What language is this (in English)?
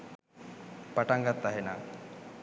Sinhala